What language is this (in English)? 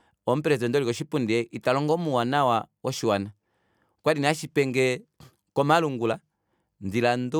Kuanyama